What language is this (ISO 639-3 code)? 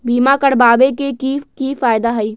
mag